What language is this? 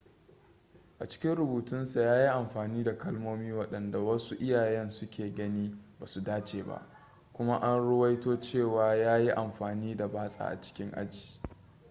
Hausa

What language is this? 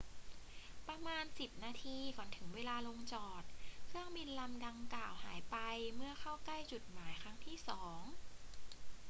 Thai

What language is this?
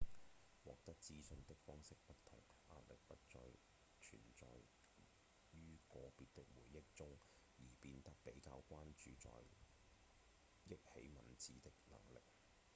Cantonese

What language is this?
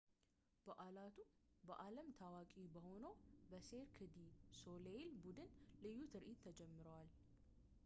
Amharic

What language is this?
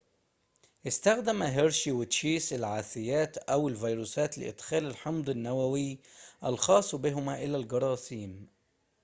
Arabic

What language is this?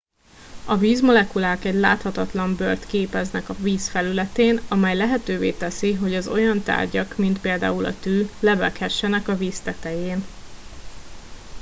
Hungarian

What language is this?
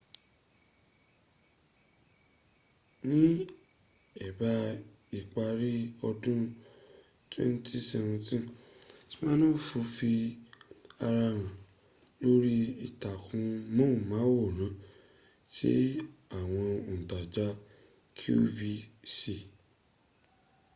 Yoruba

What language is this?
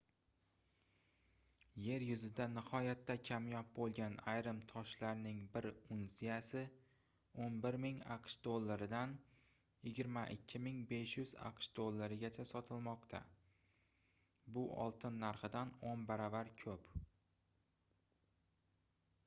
Uzbek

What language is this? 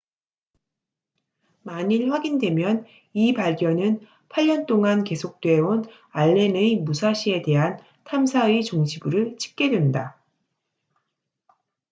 Korean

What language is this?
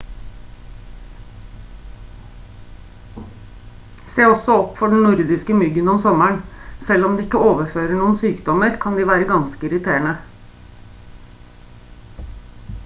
Norwegian Bokmål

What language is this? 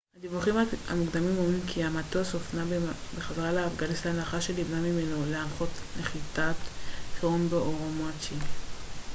Hebrew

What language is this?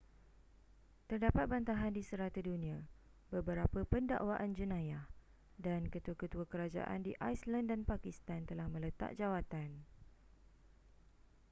Malay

